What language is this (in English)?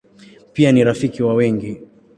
Swahili